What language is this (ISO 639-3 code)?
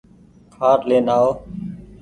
gig